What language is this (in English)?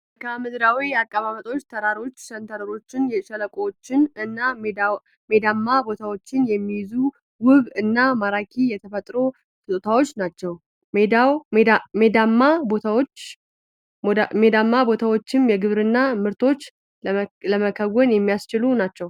Amharic